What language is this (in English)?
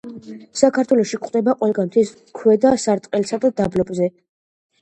Georgian